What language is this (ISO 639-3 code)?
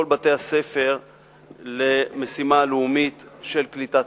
heb